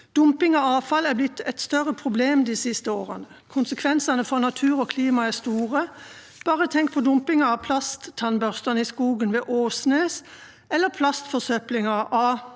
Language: Norwegian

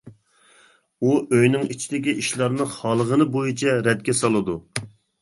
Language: Uyghur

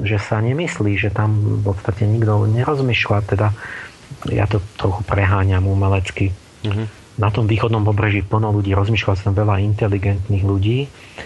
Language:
Slovak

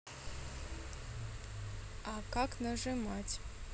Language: Russian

